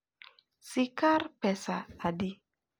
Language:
Luo (Kenya and Tanzania)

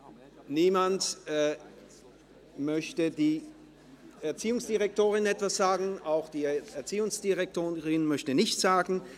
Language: Swiss German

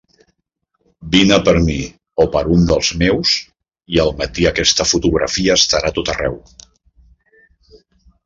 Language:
Catalan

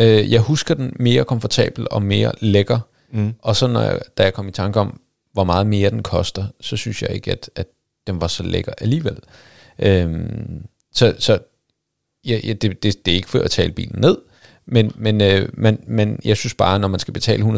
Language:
Danish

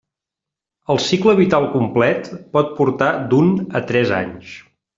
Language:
Catalan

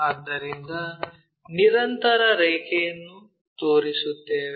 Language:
Kannada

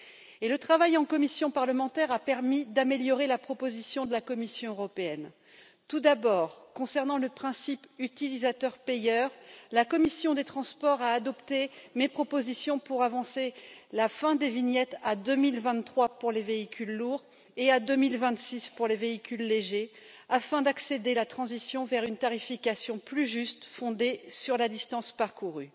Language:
French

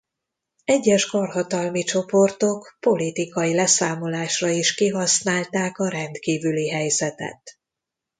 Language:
Hungarian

